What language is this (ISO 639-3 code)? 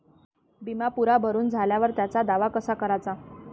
mar